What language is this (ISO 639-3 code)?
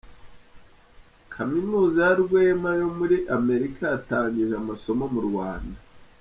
kin